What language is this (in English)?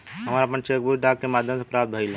Bhojpuri